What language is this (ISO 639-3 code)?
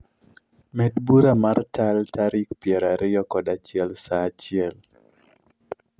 luo